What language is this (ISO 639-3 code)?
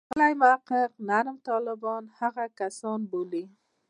pus